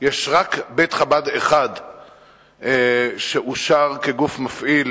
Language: Hebrew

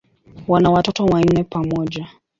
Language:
Swahili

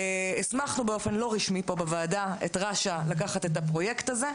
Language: Hebrew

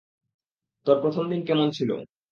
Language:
Bangla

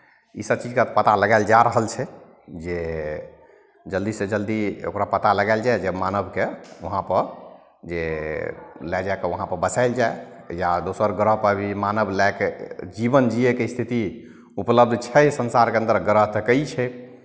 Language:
Maithili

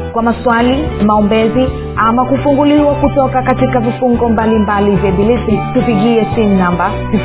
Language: Swahili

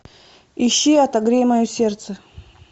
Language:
Russian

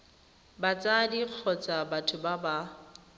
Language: Tswana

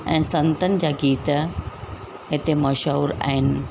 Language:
Sindhi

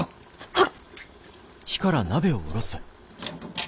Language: Japanese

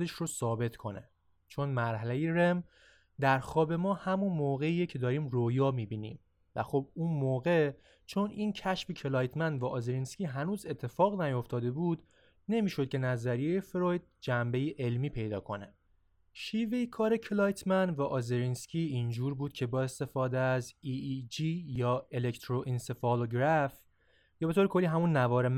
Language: Persian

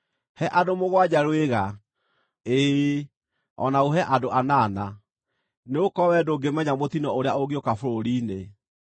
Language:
Kikuyu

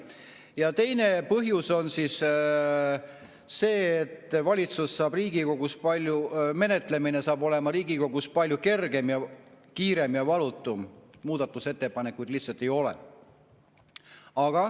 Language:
Estonian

